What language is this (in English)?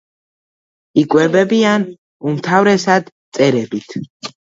Georgian